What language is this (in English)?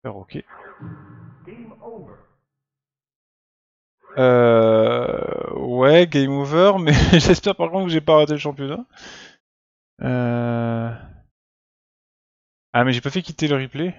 French